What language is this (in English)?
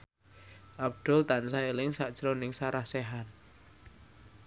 Javanese